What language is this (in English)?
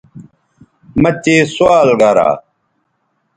Bateri